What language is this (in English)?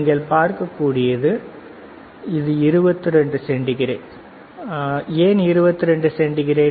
Tamil